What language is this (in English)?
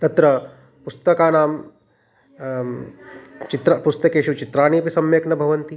Sanskrit